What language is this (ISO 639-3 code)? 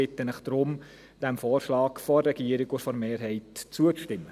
gsw